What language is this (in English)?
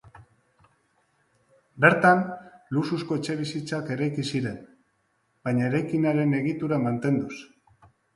Basque